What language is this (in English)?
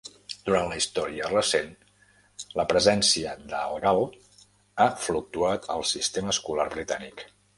Catalan